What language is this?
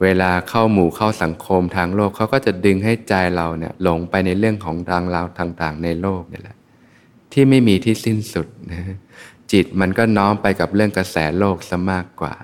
Thai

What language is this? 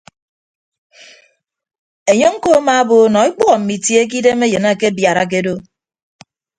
Ibibio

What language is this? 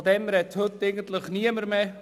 Swiss German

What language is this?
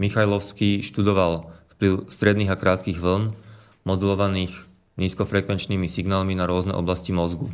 Slovak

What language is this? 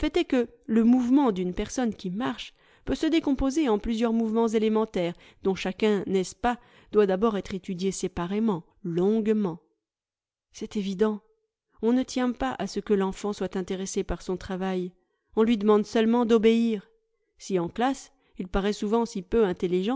French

